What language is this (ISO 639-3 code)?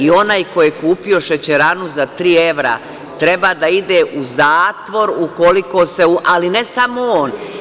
srp